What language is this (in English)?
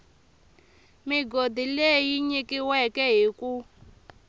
Tsonga